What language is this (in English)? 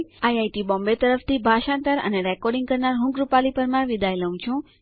Gujarati